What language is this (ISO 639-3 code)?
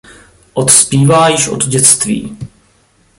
ces